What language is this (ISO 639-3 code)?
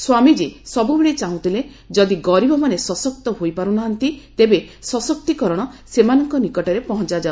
ori